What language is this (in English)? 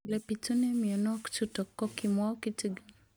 Kalenjin